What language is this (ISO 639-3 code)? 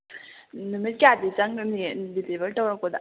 mni